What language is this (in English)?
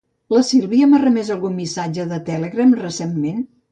Catalan